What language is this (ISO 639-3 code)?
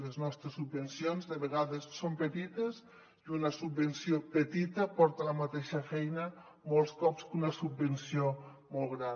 cat